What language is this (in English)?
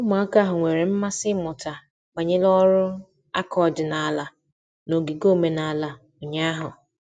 Igbo